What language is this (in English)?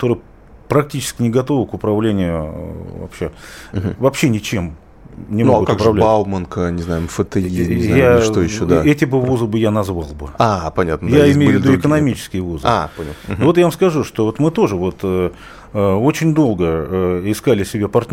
Russian